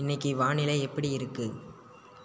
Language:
Tamil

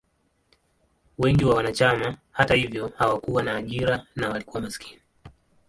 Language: Swahili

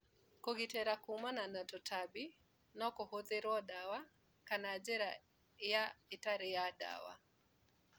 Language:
Kikuyu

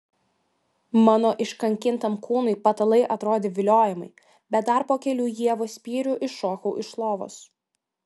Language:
Lithuanian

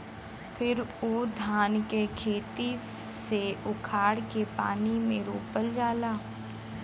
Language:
Bhojpuri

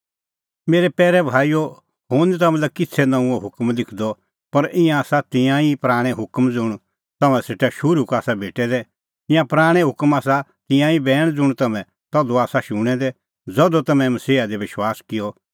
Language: Kullu Pahari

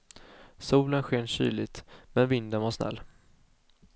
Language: Swedish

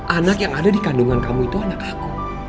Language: Indonesian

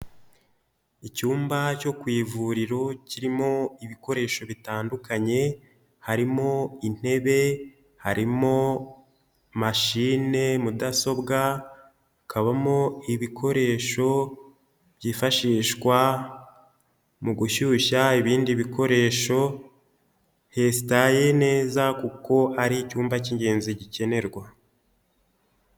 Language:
Kinyarwanda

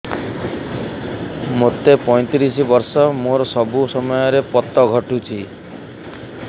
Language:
Odia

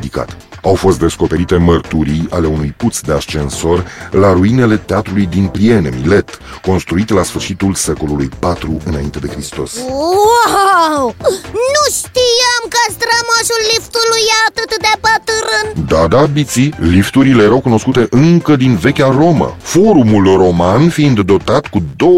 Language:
Romanian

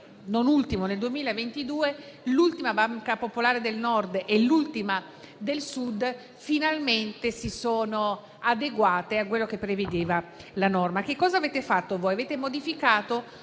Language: Italian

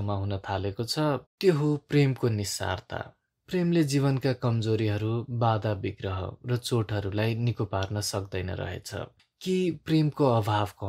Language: Romanian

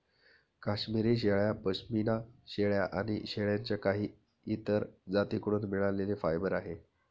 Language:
Marathi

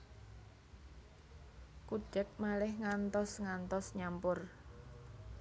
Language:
Javanese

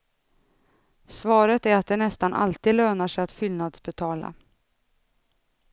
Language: Swedish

